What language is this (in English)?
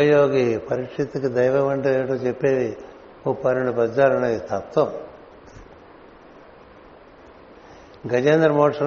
Telugu